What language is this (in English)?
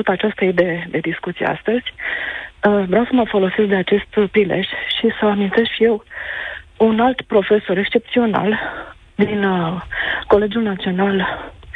Romanian